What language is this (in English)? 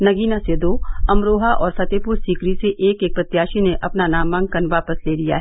Hindi